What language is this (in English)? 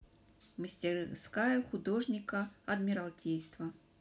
Russian